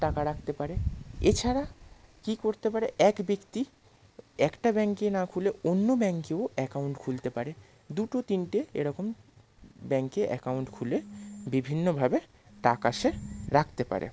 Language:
Bangla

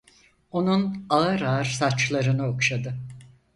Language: Turkish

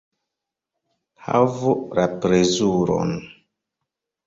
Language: Esperanto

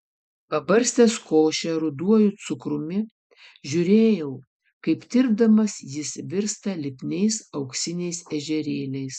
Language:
Lithuanian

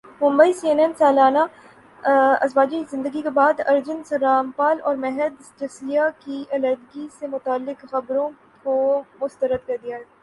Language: Urdu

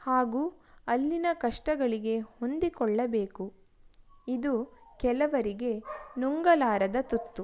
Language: Kannada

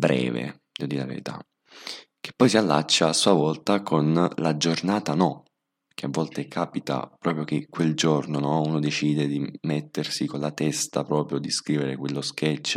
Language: Italian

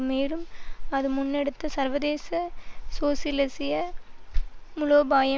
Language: Tamil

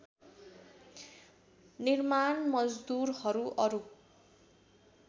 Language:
Nepali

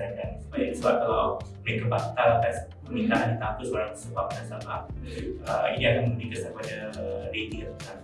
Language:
Malay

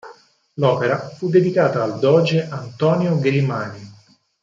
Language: Italian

